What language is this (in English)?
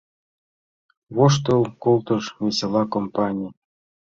Mari